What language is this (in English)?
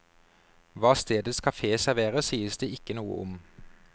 Norwegian